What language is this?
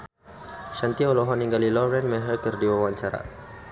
Sundanese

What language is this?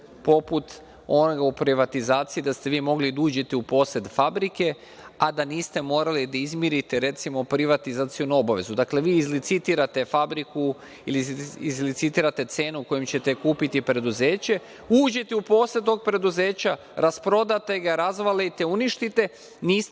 Serbian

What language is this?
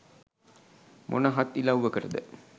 Sinhala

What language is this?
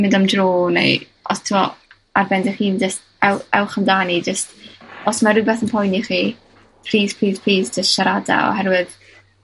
Welsh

